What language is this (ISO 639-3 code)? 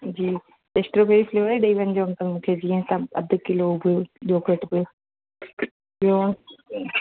snd